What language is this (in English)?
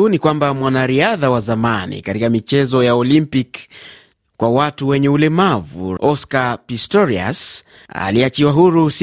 Swahili